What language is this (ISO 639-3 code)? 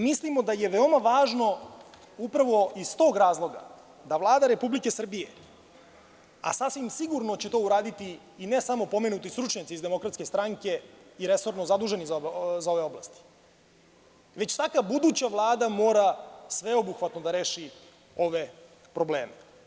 srp